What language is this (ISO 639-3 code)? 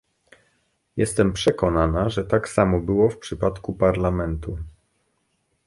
pol